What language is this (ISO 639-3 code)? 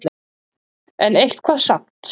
isl